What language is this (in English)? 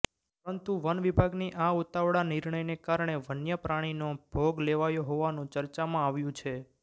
Gujarati